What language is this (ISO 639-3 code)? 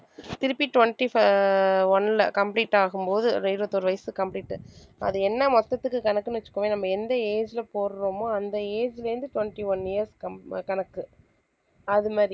tam